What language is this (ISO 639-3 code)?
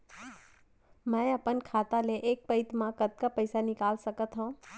hne